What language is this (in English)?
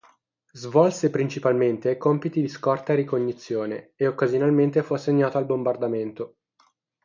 Italian